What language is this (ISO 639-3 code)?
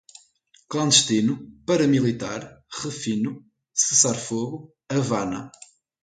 por